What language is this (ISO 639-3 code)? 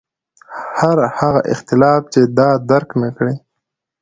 pus